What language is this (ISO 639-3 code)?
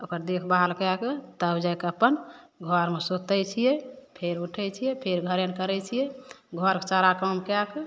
mai